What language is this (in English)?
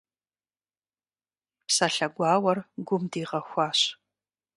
Kabardian